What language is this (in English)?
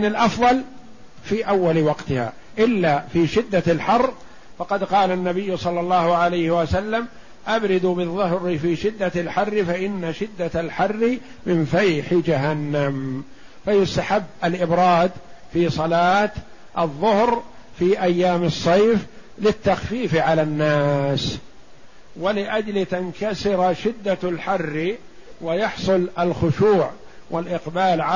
Arabic